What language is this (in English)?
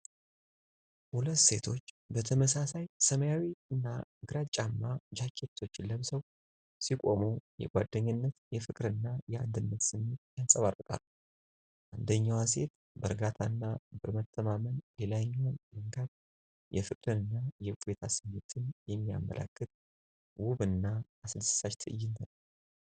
Amharic